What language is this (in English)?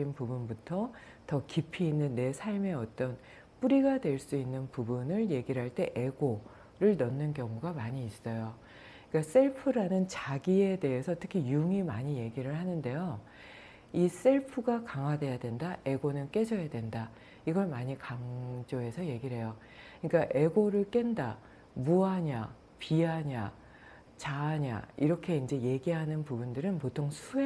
Korean